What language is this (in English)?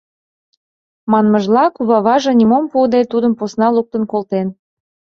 Mari